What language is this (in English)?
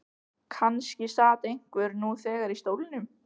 Icelandic